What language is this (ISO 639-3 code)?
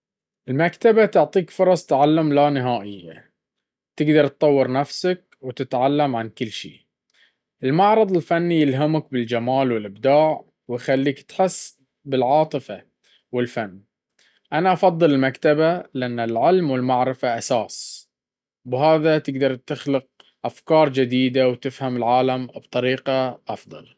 abv